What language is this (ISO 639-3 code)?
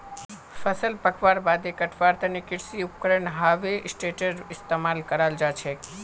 mag